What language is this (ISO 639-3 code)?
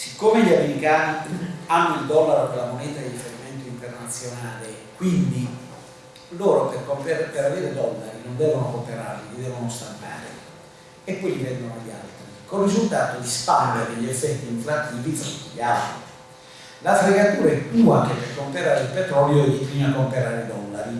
ita